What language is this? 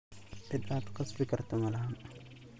Somali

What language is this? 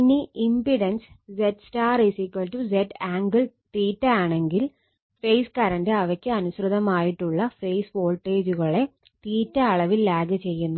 Malayalam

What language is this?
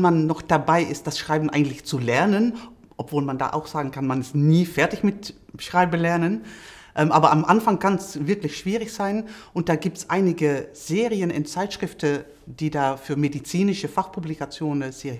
German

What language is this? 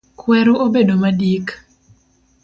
Luo (Kenya and Tanzania)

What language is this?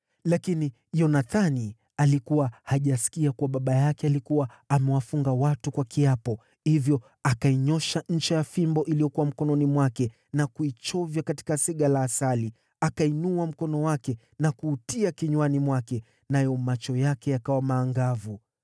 Swahili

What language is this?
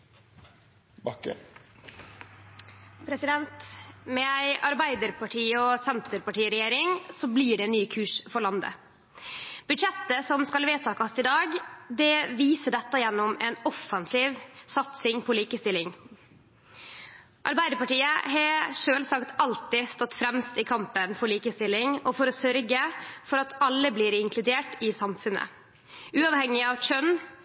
Norwegian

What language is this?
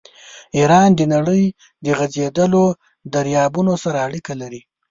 Pashto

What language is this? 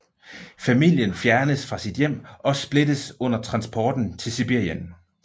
Danish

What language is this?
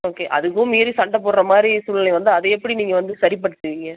Tamil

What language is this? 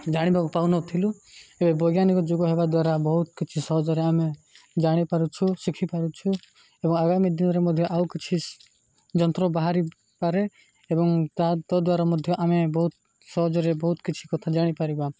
Odia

